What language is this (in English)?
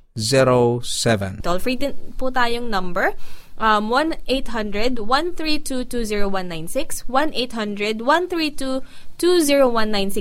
Filipino